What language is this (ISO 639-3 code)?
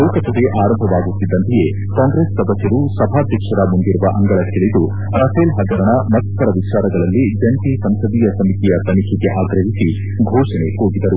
kan